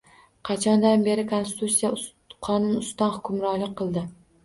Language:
Uzbek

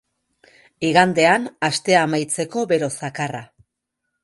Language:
Basque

